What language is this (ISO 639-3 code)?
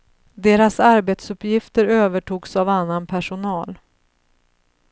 swe